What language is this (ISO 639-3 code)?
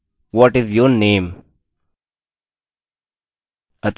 hin